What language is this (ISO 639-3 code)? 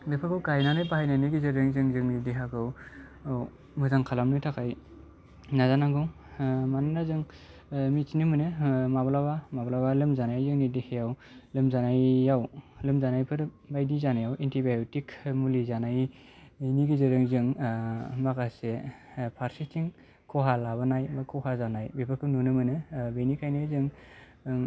brx